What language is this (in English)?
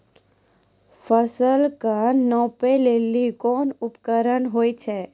Maithili